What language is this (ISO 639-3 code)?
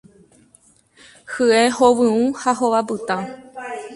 grn